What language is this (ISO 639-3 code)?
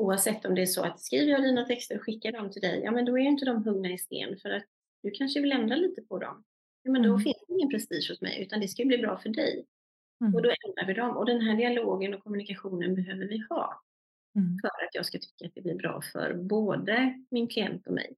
swe